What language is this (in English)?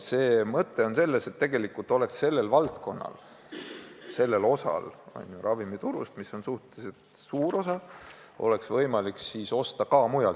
Estonian